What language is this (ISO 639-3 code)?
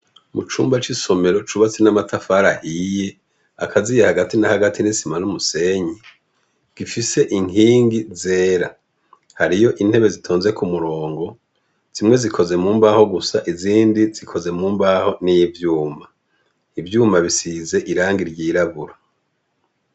run